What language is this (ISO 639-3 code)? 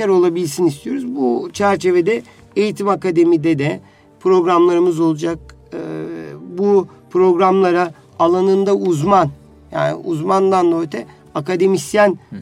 tur